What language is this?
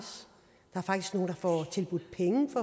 Danish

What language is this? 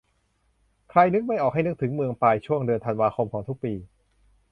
Thai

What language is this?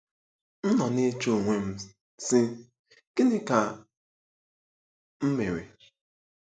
Igbo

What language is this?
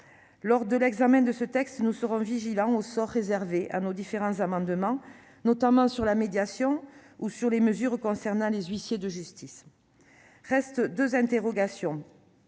French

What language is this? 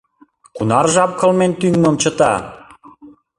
Mari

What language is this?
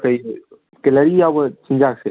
Manipuri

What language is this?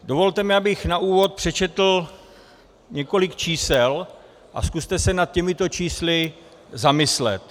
Czech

